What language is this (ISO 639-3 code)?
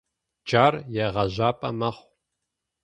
ady